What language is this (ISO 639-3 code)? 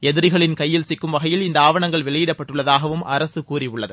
tam